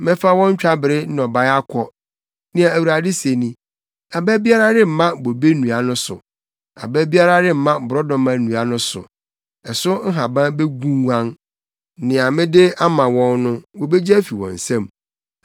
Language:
Akan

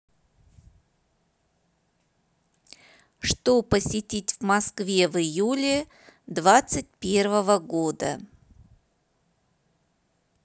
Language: Russian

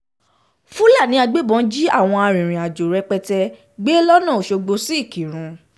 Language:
Yoruba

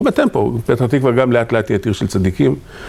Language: Hebrew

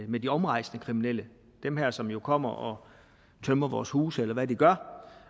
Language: Danish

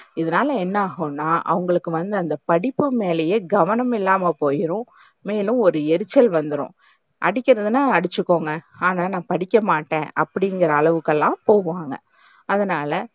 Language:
Tamil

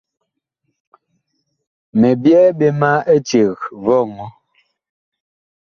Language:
Bakoko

